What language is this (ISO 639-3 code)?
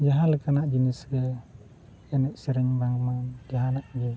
sat